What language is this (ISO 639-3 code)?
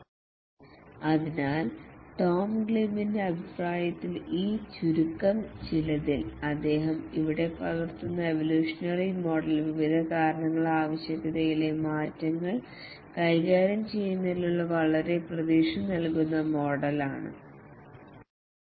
mal